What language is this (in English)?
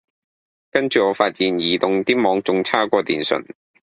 Cantonese